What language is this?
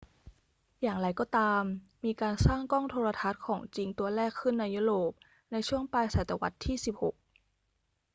Thai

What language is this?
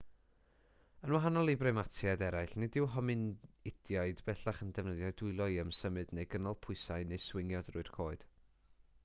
Welsh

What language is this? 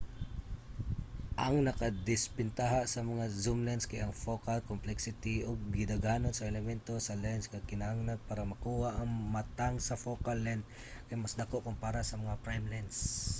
Cebuano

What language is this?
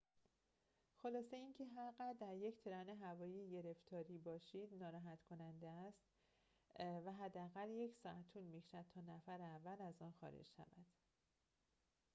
Persian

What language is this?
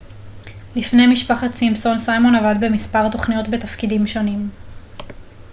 Hebrew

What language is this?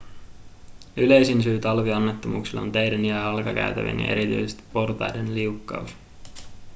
Finnish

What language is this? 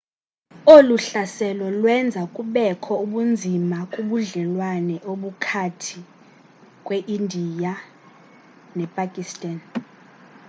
Xhosa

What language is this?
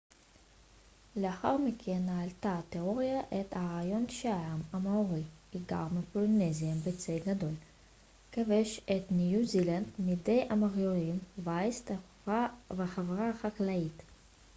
Hebrew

